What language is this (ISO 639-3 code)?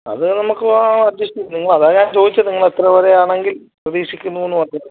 mal